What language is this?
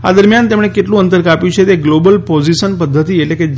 Gujarati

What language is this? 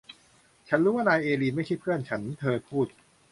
Thai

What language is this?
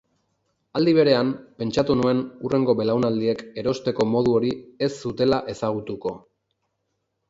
Basque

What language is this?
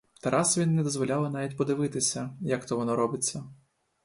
Ukrainian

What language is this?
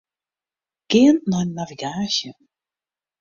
Western Frisian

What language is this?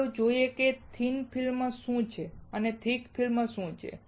Gujarati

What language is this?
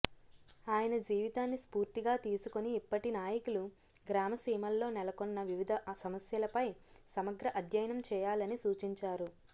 Telugu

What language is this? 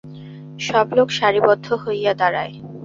Bangla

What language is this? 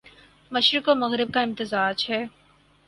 Urdu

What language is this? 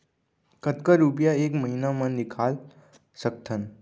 Chhattisgarhi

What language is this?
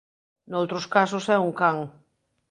Galician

